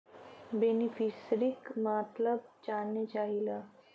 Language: Bhojpuri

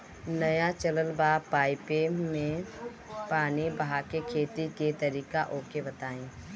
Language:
Bhojpuri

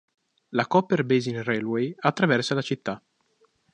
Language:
Italian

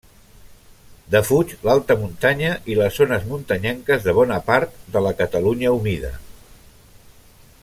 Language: Catalan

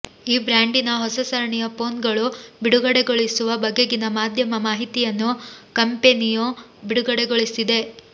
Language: Kannada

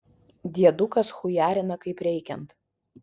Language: Lithuanian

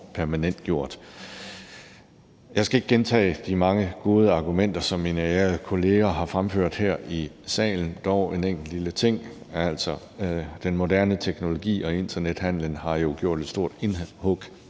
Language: Danish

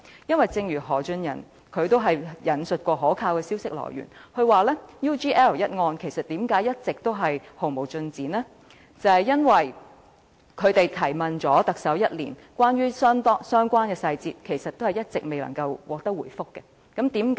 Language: Cantonese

